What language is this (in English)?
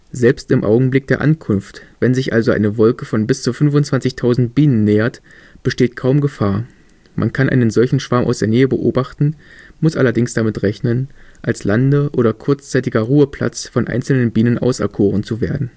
German